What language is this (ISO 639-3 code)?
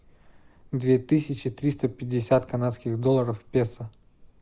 rus